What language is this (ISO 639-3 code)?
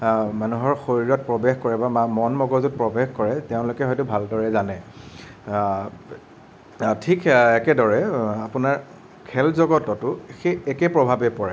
asm